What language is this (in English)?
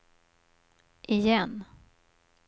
Swedish